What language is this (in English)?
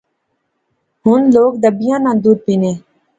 Pahari-Potwari